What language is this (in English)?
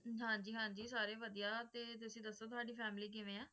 Punjabi